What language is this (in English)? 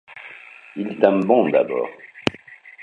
French